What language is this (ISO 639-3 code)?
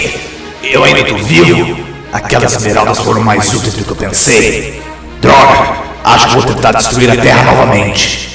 por